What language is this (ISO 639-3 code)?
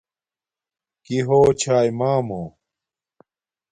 dmk